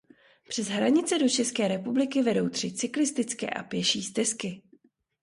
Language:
Czech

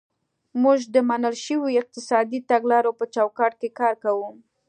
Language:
Pashto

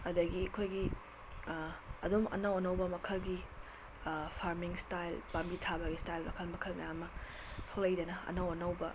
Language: Manipuri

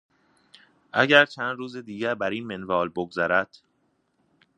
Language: Persian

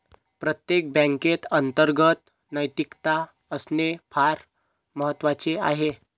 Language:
Marathi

